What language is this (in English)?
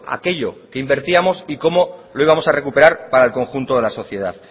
Spanish